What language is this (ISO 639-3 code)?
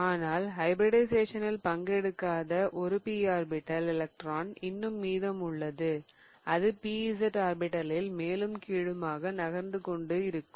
tam